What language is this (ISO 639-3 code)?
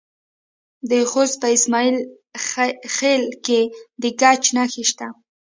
pus